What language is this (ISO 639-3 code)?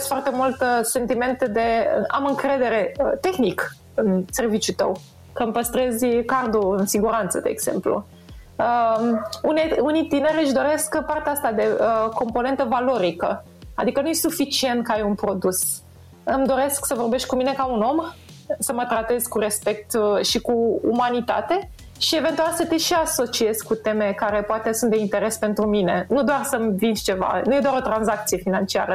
ron